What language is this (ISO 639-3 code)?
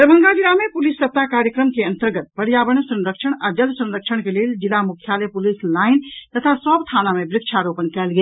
mai